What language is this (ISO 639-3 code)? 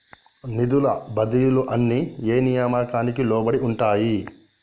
tel